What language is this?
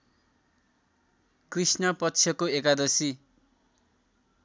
Nepali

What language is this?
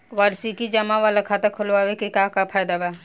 Bhojpuri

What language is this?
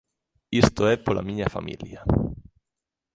Galician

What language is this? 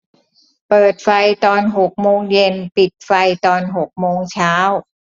Thai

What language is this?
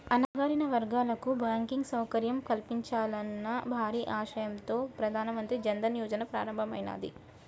Telugu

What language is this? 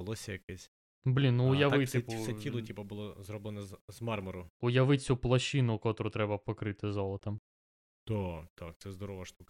Ukrainian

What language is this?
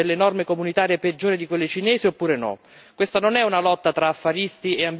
Italian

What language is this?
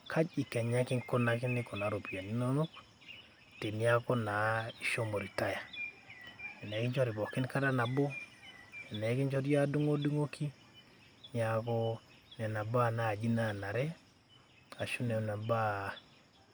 Masai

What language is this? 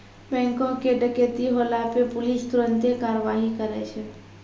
Maithili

